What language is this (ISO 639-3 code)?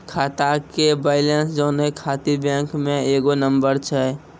mai